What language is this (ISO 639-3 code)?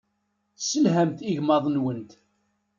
kab